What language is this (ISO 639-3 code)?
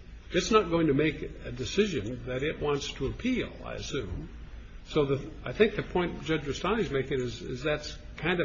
eng